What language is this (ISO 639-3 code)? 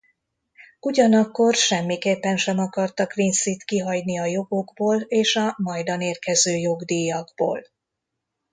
hun